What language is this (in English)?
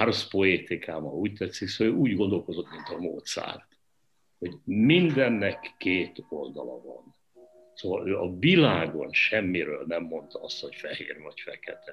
Hungarian